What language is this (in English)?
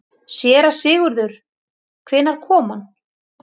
Icelandic